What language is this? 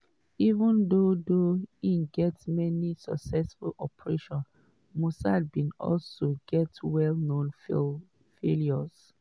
Nigerian Pidgin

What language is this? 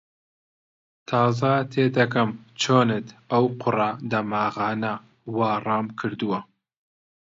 Central Kurdish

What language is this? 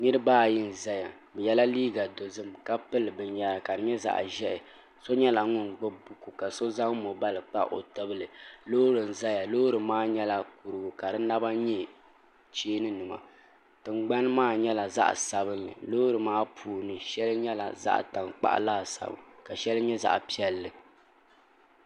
Dagbani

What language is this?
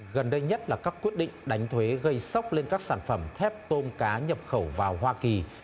Vietnamese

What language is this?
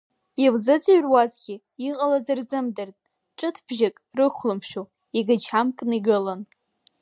Abkhazian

